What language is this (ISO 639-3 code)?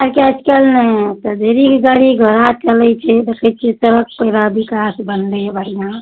mai